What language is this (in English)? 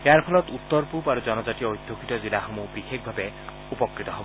Assamese